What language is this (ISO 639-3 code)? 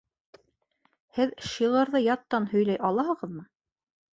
bak